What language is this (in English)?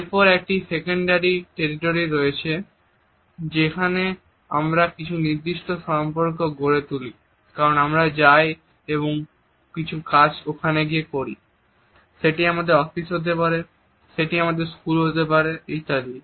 Bangla